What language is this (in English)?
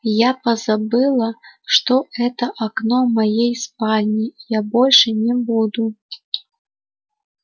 Russian